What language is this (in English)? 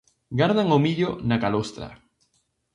Galician